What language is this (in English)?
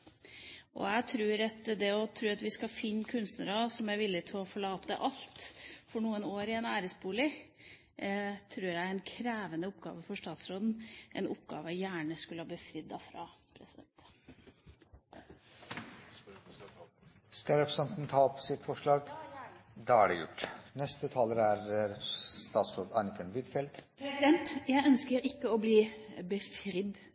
Norwegian